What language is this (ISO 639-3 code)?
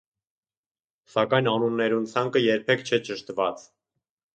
hye